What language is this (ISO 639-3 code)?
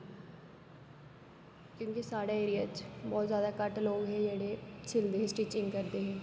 doi